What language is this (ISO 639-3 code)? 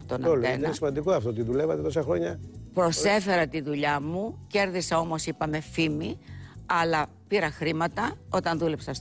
ell